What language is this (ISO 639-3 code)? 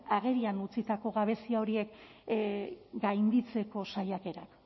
eus